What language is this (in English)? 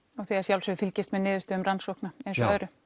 Icelandic